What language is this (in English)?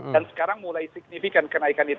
Indonesian